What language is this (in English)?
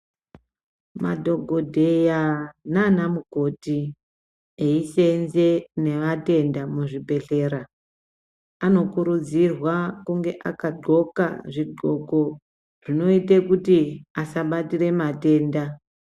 Ndau